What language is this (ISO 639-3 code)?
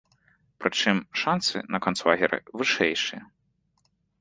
bel